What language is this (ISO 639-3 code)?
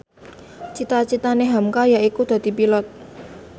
jav